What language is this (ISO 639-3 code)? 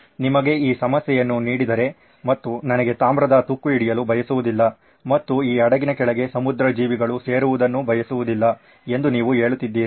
kan